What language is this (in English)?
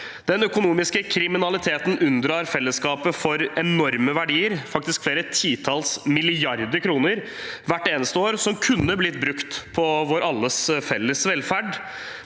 Norwegian